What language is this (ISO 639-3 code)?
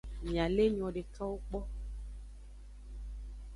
ajg